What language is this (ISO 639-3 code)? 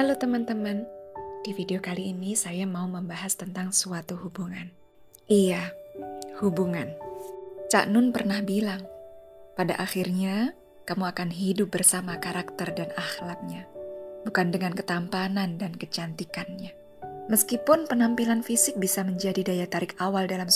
ind